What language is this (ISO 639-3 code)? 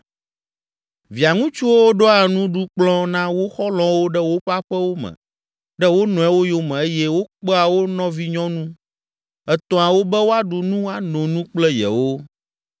ewe